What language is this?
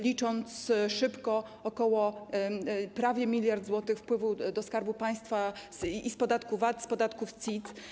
Polish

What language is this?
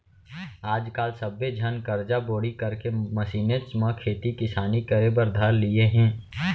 Chhattisgarhi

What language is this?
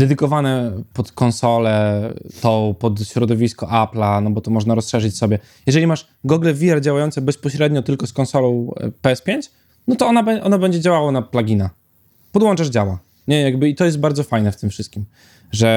Polish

